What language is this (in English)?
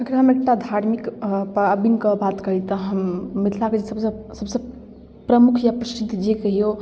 Maithili